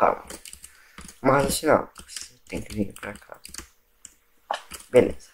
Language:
Portuguese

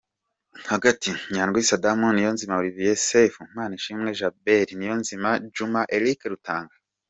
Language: Kinyarwanda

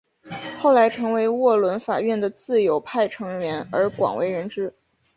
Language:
Chinese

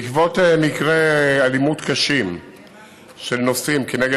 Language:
Hebrew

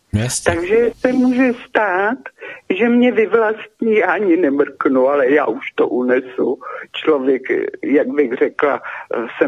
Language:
Czech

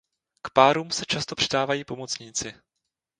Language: Czech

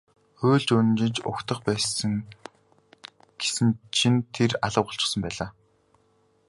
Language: Mongolian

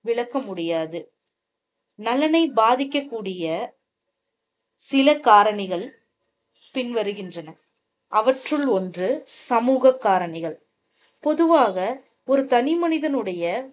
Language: Tamil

